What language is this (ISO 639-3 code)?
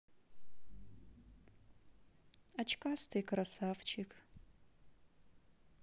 rus